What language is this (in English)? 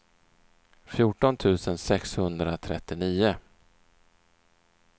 Swedish